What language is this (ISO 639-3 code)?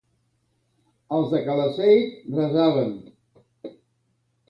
cat